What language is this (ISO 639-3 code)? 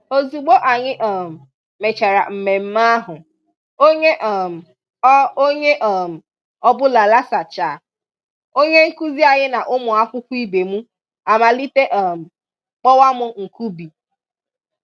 ibo